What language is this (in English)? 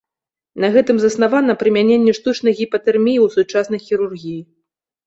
Belarusian